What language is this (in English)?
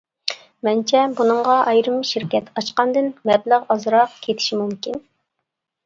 Uyghur